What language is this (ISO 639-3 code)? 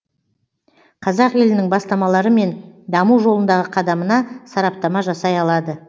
kaz